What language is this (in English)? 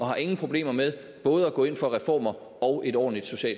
Danish